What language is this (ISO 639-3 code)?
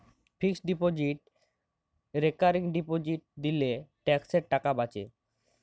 ben